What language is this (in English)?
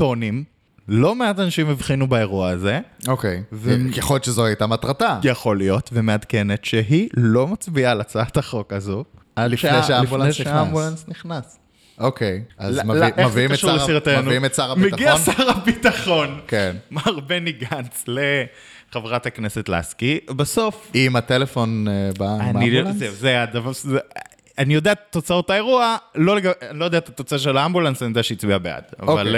Hebrew